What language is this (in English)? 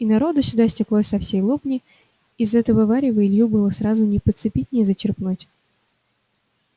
Russian